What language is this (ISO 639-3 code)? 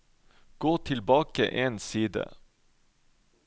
nor